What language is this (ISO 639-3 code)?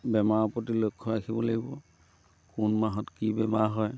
asm